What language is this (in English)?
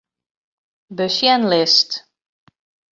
Western Frisian